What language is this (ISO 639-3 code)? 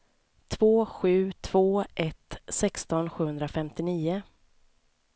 swe